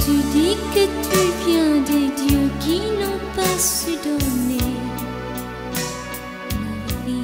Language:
Vietnamese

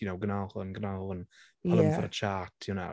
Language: Welsh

